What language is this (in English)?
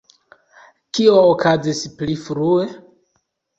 Esperanto